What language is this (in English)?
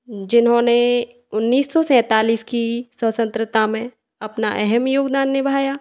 Hindi